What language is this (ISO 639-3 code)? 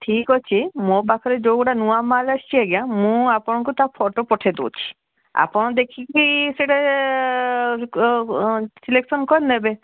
ori